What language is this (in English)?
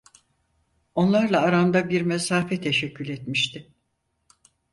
Turkish